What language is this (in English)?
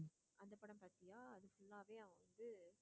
Tamil